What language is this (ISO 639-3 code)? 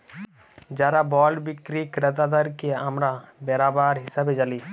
ben